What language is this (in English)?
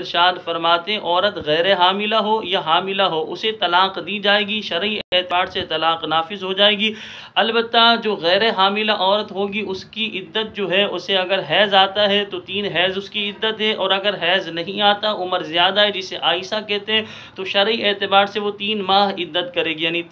Hindi